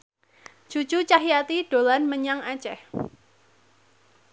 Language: Javanese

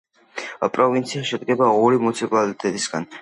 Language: Georgian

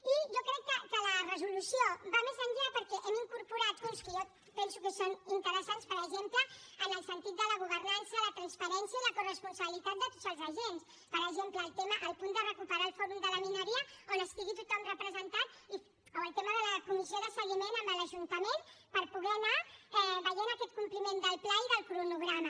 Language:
Catalan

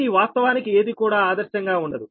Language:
Telugu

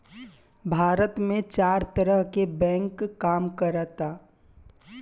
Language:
Bhojpuri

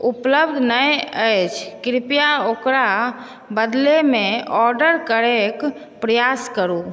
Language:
Maithili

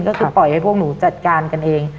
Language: Thai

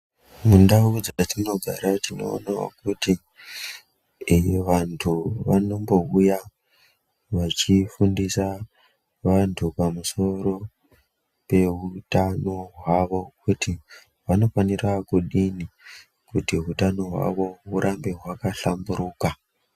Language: Ndau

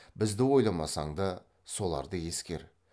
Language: Kazakh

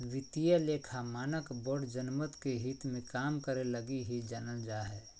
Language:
Magahi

